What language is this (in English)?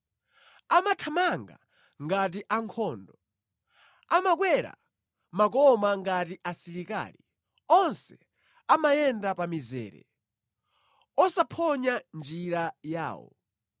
Nyanja